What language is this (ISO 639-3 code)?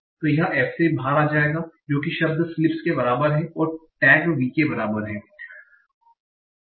hin